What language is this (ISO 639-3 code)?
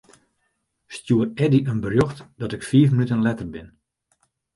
fry